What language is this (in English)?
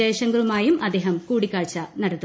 Malayalam